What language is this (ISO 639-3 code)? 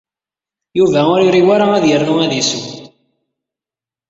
kab